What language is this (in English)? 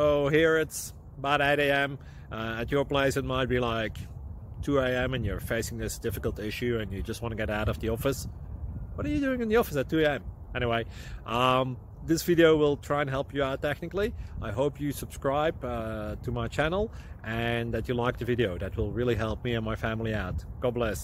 English